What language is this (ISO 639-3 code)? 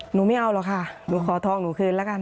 tha